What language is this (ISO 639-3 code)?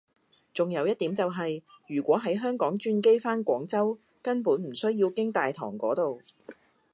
yue